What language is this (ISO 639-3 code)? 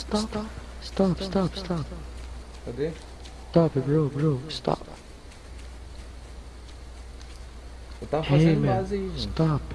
por